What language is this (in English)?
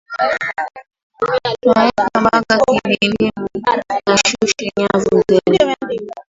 Swahili